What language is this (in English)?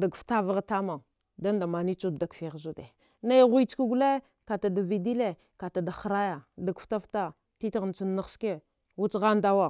Dghwede